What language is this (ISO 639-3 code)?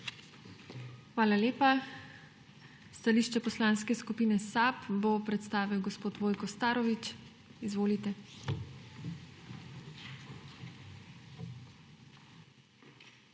slv